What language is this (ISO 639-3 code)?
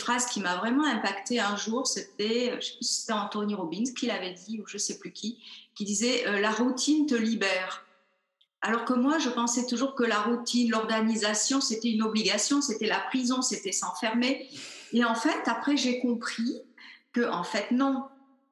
fra